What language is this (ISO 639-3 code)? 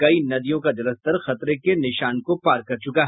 hin